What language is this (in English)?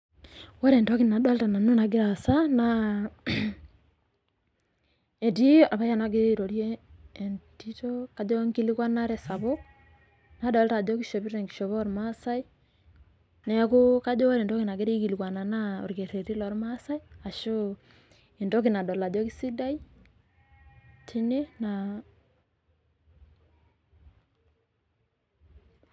Masai